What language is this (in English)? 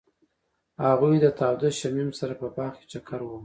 Pashto